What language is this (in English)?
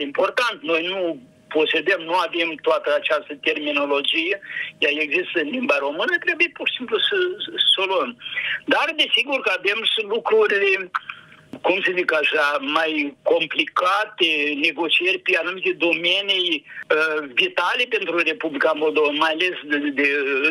Romanian